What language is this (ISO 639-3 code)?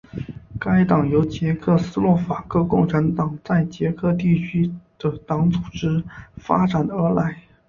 zho